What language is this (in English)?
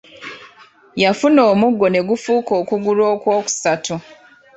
Ganda